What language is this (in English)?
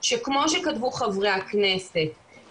Hebrew